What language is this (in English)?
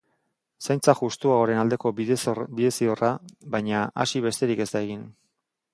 Basque